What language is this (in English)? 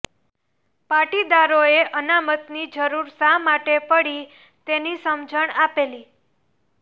Gujarati